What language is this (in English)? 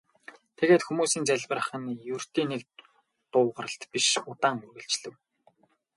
Mongolian